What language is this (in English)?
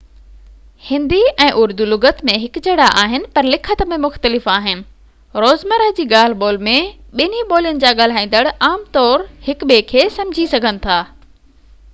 Sindhi